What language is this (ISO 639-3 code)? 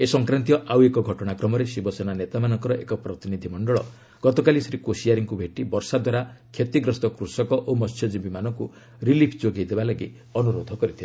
ori